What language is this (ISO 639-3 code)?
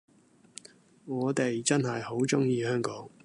yue